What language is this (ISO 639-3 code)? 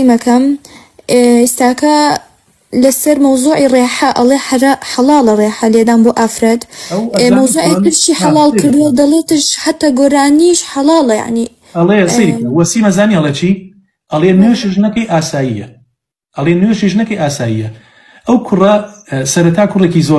ara